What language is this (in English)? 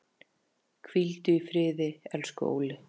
Icelandic